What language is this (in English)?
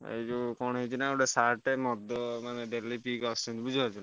Odia